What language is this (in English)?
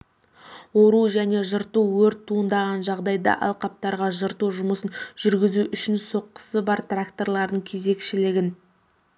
Kazakh